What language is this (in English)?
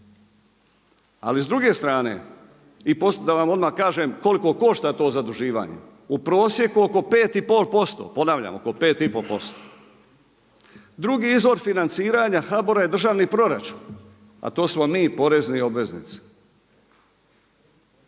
Croatian